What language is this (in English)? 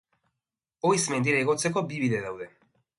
Basque